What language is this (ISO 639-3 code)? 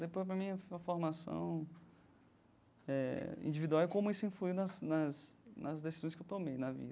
por